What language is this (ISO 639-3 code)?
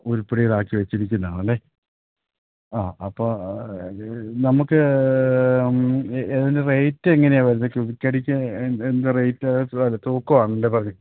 mal